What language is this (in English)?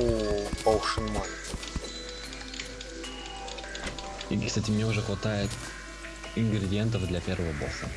Russian